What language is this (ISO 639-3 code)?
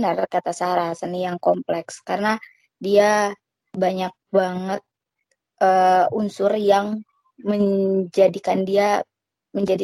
ind